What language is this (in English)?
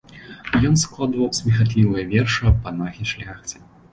Belarusian